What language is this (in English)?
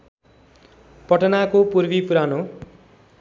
Nepali